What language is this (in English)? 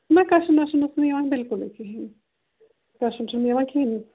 Kashmiri